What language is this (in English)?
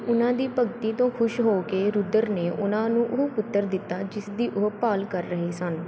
Punjabi